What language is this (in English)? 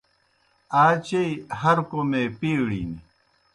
Kohistani Shina